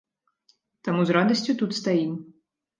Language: Belarusian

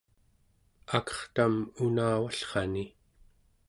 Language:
Central Yupik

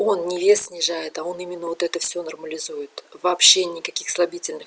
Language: Russian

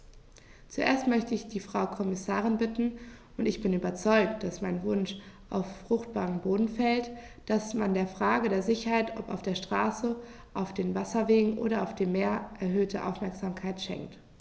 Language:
German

